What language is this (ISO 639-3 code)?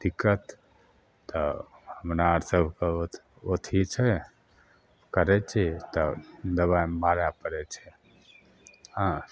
mai